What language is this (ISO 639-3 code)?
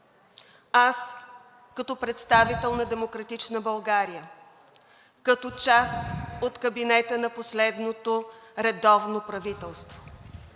bul